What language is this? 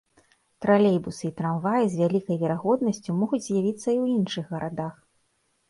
Belarusian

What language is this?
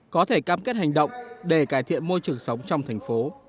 Vietnamese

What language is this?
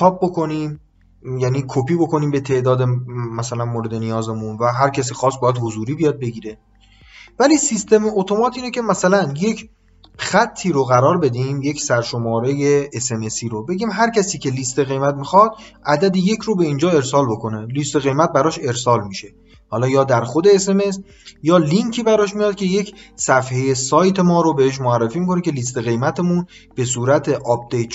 Persian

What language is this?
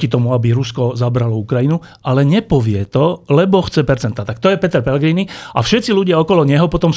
Slovak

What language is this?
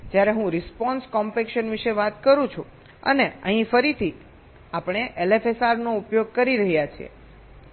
Gujarati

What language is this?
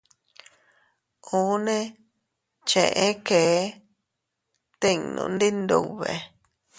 Teutila Cuicatec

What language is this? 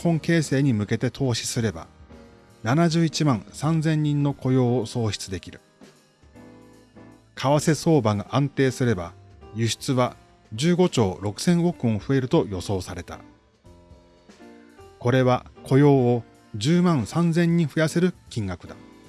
Japanese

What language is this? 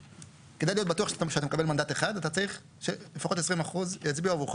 Hebrew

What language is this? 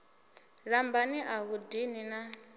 Venda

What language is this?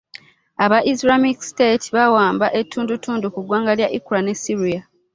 Ganda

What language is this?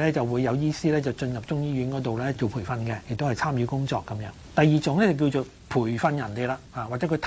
Chinese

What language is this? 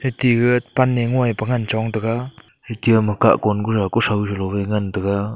Wancho Naga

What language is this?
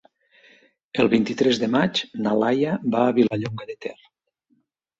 Catalan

